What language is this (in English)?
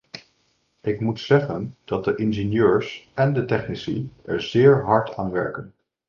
Dutch